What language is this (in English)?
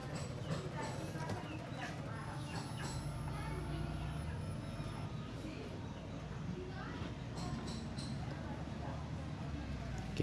Indonesian